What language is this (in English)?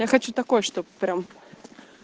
Russian